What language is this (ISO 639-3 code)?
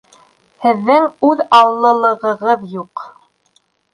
bak